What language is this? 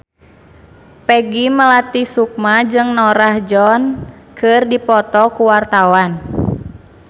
Sundanese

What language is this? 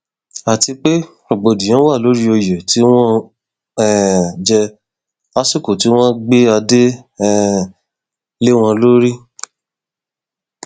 Yoruba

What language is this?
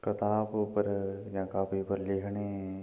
Dogri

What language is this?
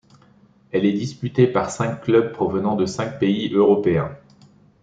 French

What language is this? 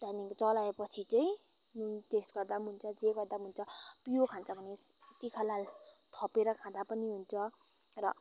Nepali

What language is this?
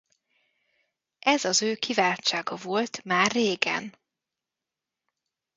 Hungarian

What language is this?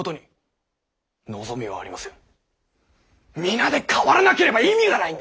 Japanese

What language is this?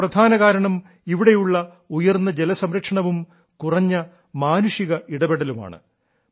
Malayalam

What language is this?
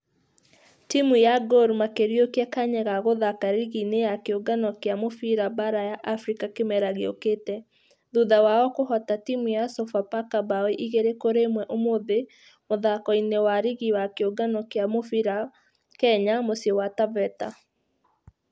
Kikuyu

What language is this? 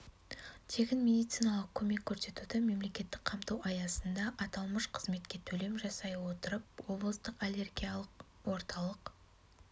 Kazakh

